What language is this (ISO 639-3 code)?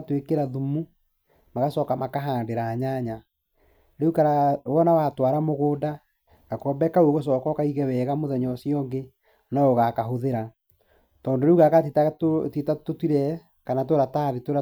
kik